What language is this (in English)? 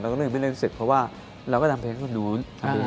Thai